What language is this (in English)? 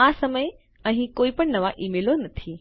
Gujarati